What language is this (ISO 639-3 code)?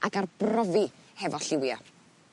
cym